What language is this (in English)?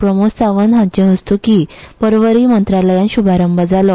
Konkani